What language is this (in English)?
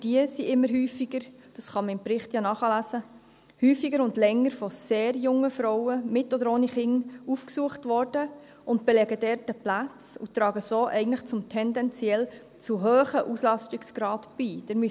Swiss German